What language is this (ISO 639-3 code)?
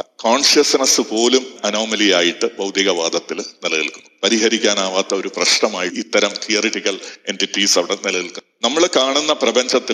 mal